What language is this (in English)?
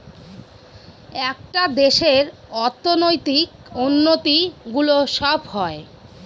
Bangla